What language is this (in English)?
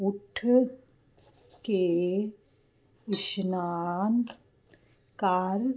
Punjabi